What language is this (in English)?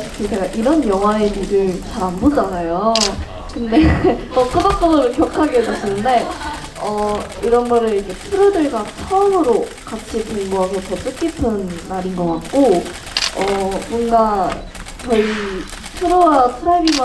Korean